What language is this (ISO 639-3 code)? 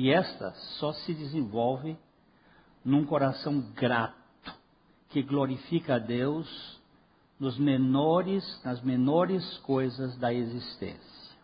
por